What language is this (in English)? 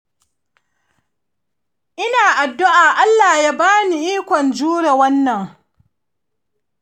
Hausa